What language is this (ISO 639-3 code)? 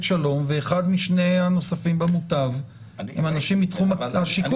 heb